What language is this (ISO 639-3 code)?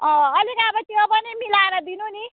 nep